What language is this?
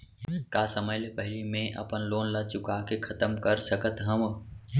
Chhattisgarhi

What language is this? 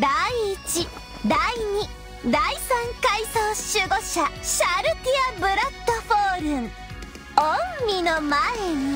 Japanese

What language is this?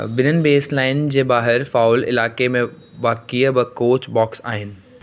Sindhi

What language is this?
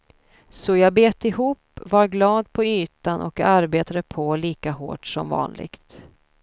Swedish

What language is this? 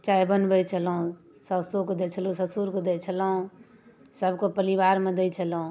Maithili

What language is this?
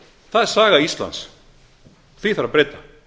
Icelandic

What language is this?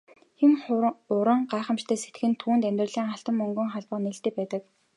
Mongolian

